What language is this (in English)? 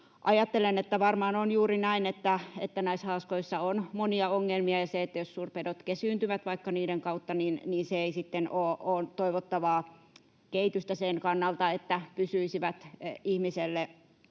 Finnish